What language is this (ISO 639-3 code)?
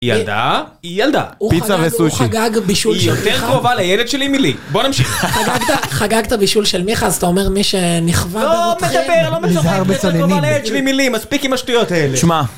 heb